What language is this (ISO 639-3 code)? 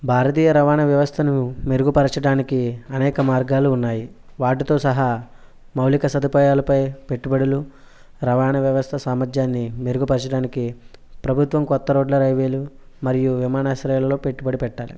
tel